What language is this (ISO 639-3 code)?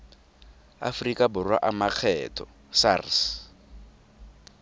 tsn